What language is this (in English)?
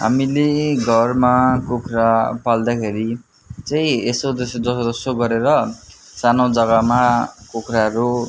Nepali